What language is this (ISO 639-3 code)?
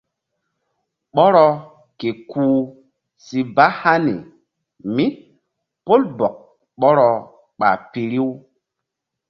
mdd